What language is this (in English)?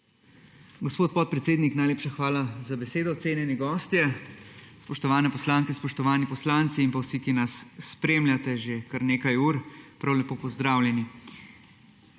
Slovenian